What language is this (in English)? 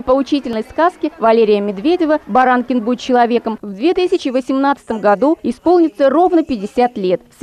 Russian